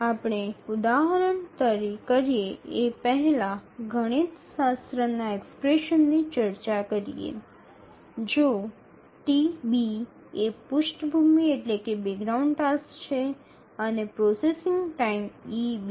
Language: Gujarati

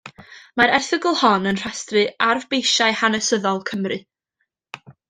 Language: Welsh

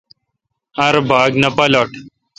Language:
Kalkoti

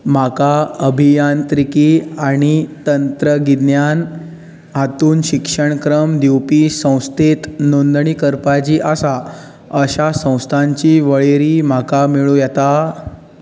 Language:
Konkani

